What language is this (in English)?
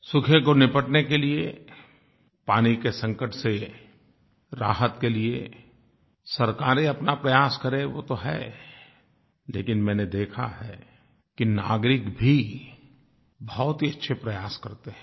Hindi